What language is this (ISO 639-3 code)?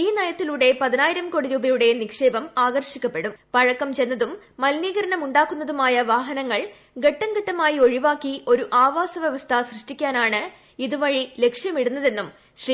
mal